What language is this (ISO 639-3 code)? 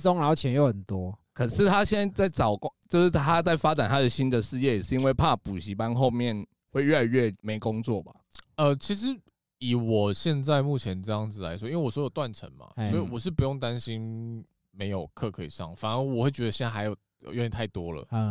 zho